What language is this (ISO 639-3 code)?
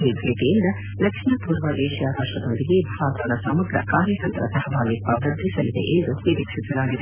kan